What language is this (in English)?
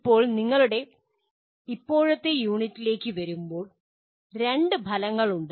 Malayalam